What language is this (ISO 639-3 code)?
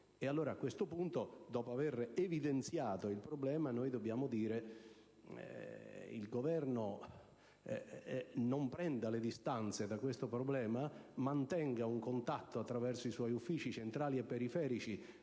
ita